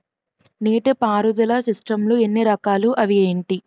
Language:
Telugu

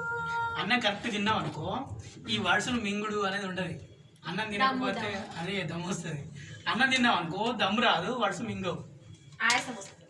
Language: Telugu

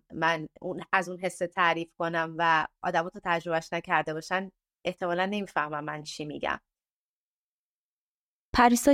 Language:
Persian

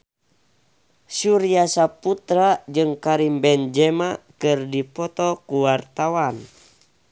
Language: Sundanese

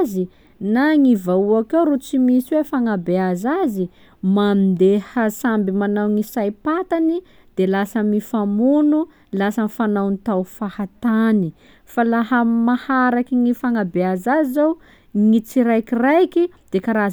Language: Sakalava Malagasy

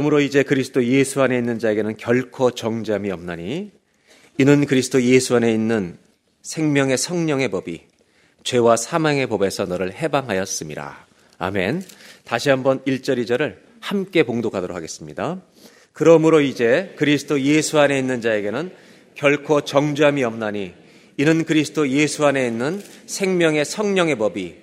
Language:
Korean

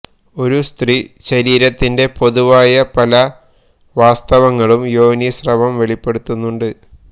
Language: Malayalam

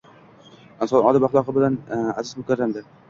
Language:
Uzbek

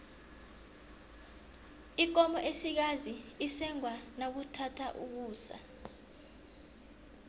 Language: South Ndebele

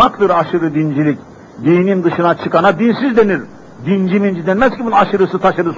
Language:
Turkish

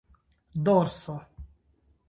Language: Esperanto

